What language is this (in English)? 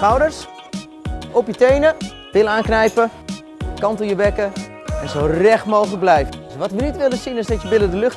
Dutch